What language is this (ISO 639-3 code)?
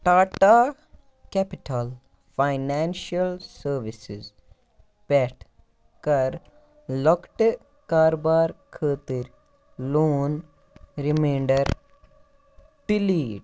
kas